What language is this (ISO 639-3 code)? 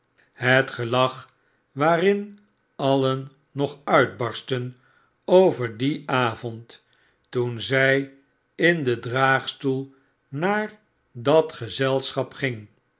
nld